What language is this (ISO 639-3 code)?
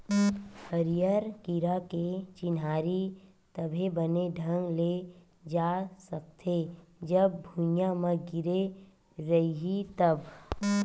hne